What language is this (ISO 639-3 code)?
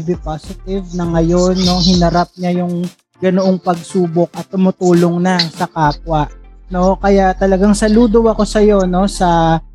fil